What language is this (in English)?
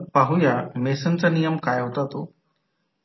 Marathi